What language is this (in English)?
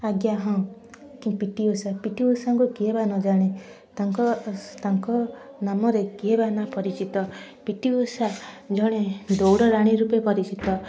Odia